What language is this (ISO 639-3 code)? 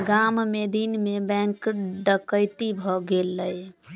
mai